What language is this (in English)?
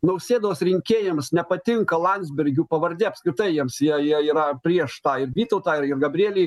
Lithuanian